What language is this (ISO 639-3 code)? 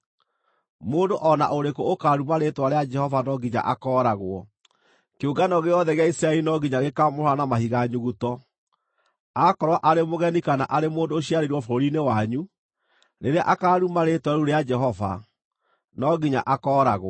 kik